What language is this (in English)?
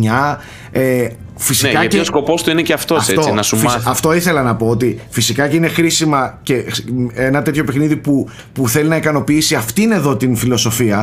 Greek